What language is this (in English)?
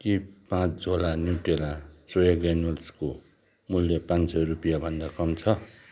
Nepali